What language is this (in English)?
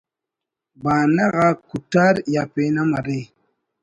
Brahui